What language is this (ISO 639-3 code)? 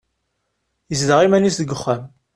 kab